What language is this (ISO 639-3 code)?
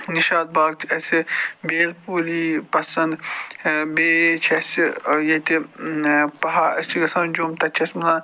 kas